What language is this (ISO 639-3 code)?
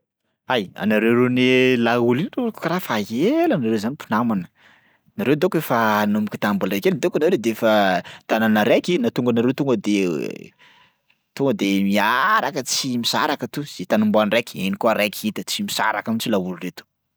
skg